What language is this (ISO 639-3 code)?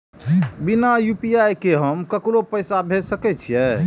mai